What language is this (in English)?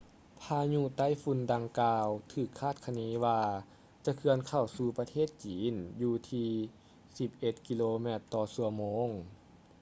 Lao